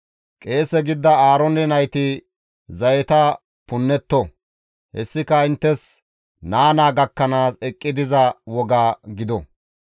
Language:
Gamo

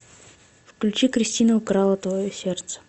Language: Russian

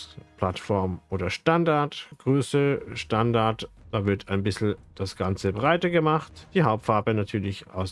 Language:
German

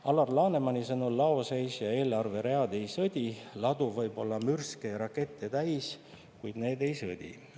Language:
Estonian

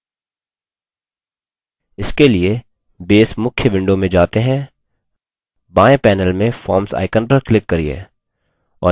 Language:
Hindi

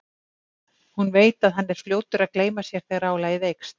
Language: Icelandic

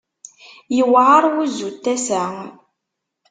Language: Kabyle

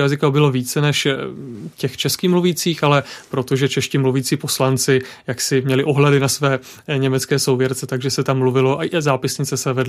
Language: Czech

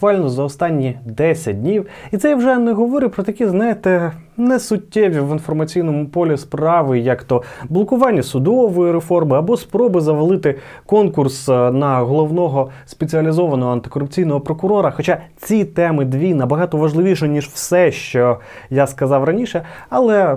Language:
Ukrainian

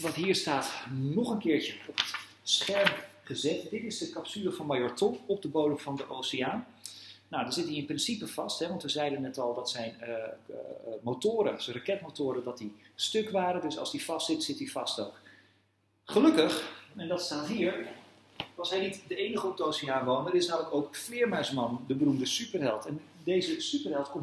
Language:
Dutch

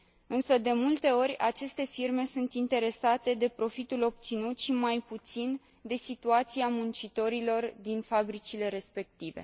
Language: Romanian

